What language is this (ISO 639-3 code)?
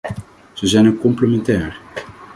nld